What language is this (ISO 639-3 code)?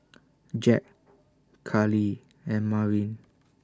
eng